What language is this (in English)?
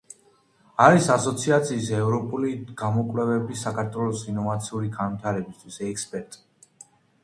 Georgian